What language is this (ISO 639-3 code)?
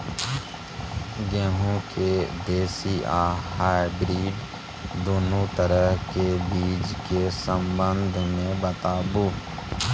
mai